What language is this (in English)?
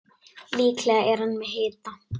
Icelandic